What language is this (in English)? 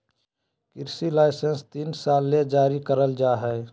Magahi